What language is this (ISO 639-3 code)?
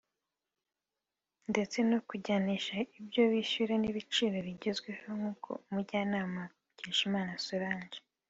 kin